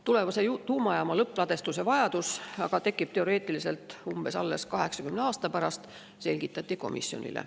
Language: Estonian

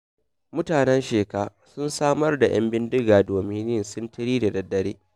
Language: Hausa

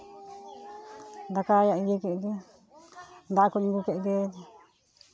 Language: Santali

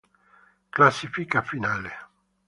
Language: Italian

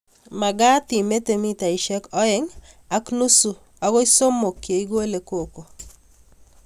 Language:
Kalenjin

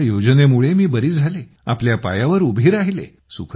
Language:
Marathi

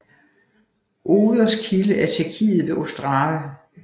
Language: Danish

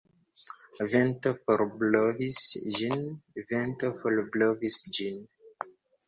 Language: Esperanto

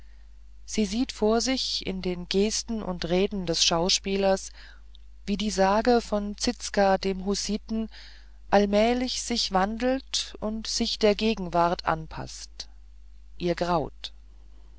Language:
German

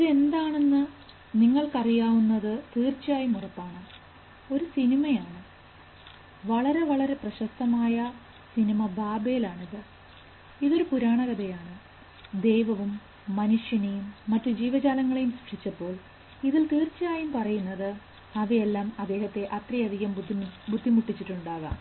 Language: Malayalam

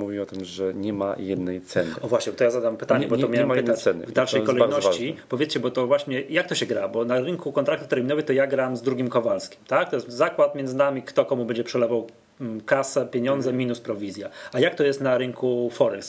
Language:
Polish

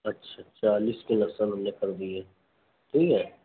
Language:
Urdu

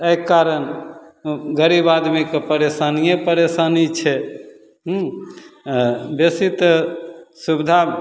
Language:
Maithili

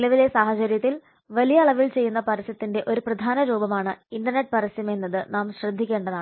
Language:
Malayalam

